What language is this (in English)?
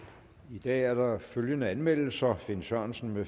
Danish